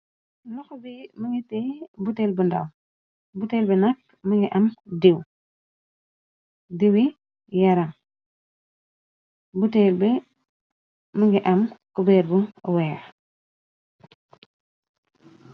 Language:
Wolof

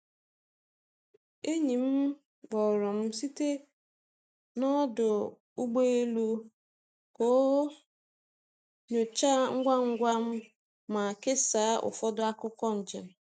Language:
Igbo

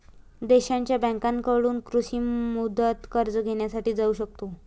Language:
Marathi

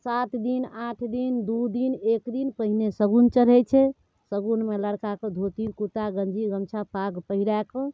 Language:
Maithili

